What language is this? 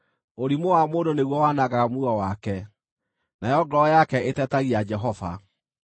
Kikuyu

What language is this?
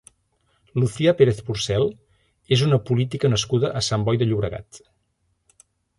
Catalan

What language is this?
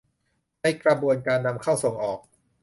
Thai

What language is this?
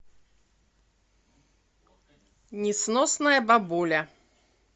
Russian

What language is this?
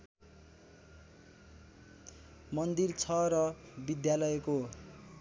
Nepali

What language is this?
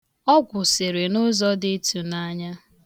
Igbo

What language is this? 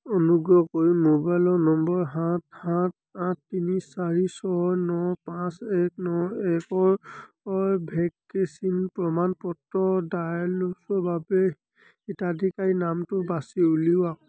Assamese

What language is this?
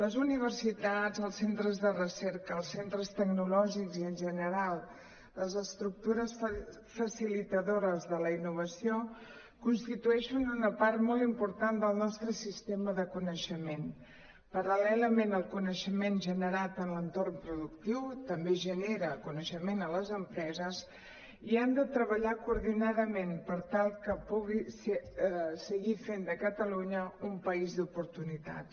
Catalan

